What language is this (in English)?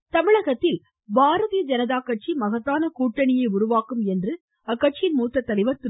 Tamil